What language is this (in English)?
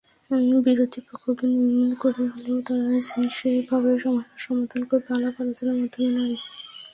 Bangla